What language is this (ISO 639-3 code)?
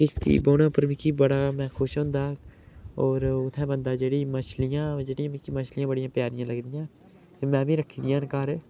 doi